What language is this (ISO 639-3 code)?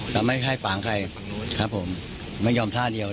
tha